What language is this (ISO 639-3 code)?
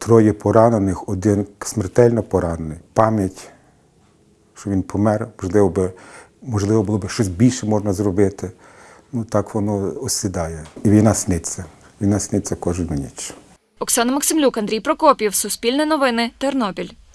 ukr